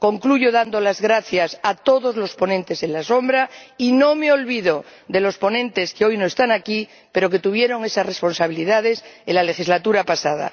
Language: Spanish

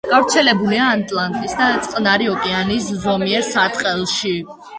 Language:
Georgian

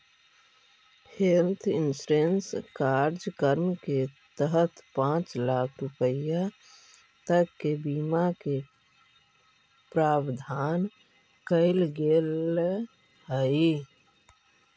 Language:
Magahi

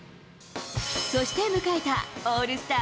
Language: Japanese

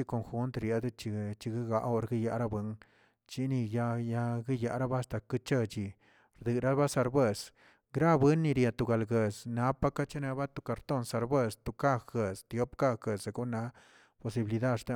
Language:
Tilquiapan Zapotec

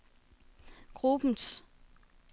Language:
Danish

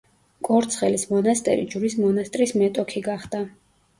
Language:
Georgian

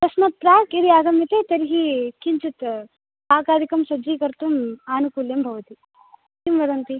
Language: Sanskrit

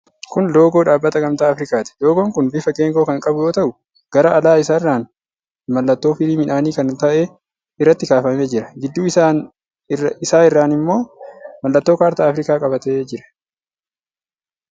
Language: Oromo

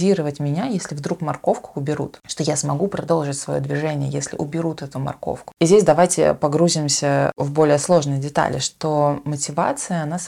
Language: Russian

